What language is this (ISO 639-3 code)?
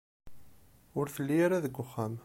kab